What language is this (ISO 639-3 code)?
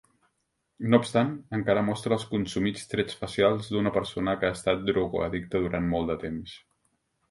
cat